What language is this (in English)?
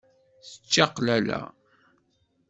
Kabyle